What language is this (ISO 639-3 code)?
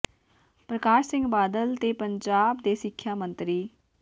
pan